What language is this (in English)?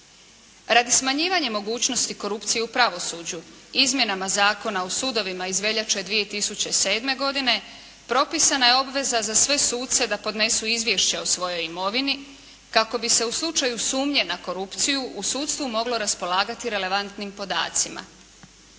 Croatian